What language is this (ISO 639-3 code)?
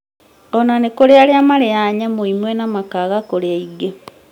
kik